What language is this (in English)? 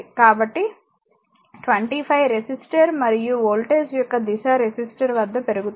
Telugu